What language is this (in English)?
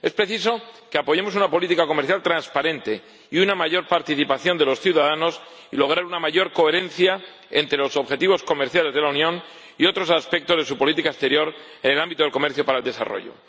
Spanish